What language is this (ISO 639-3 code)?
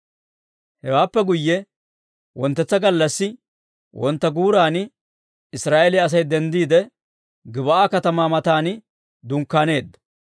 dwr